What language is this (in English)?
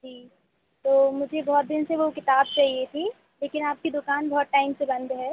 Hindi